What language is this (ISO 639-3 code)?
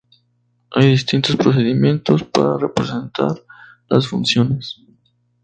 spa